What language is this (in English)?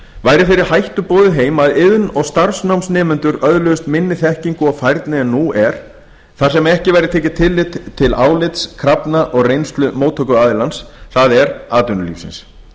Icelandic